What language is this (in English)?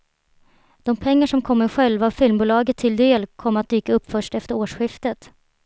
Swedish